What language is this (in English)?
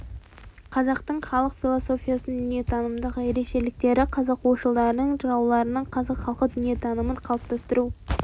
Kazakh